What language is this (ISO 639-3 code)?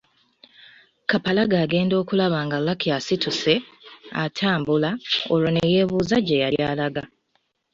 lug